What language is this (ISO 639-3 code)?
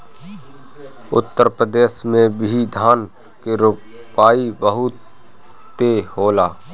bho